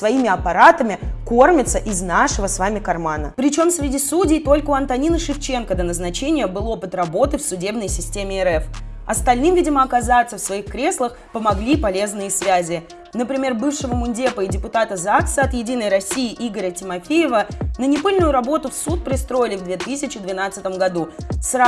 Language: Russian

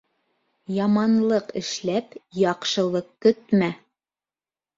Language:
Bashkir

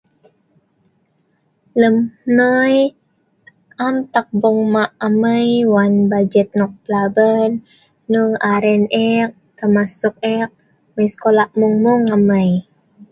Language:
Sa'ban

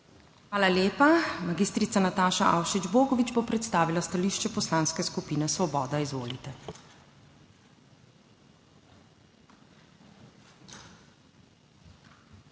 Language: Slovenian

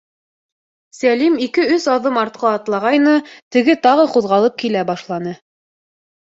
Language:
Bashkir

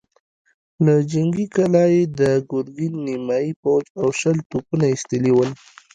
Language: Pashto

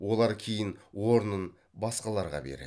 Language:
Kazakh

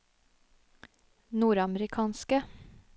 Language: Norwegian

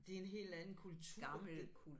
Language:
Danish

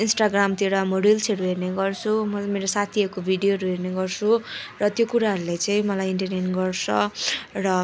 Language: Nepali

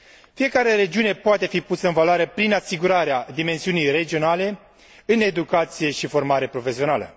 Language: Romanian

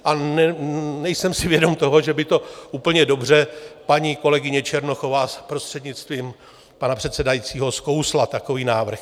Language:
Czech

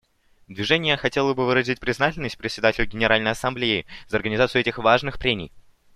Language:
Russian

